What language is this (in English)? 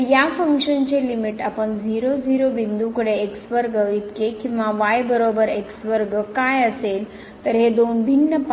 Marathi